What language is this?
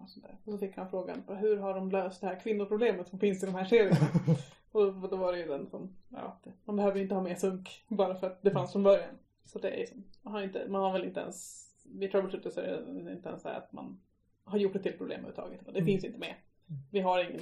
Swedish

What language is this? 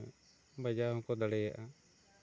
Santali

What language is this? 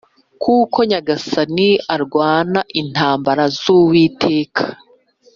Kinyarwanda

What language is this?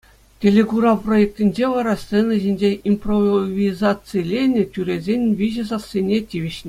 Chuvash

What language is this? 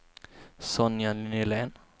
Swedish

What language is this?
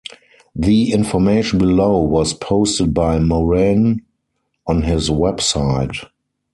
English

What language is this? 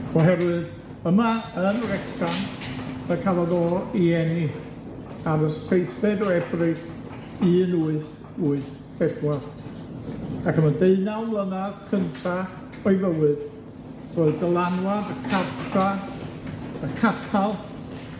Welsh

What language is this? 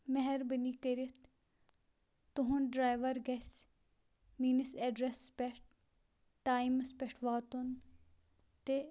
Kashmiri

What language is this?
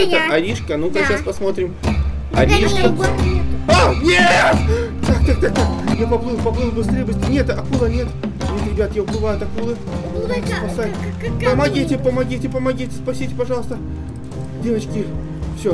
Russian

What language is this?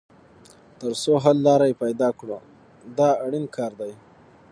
Pashto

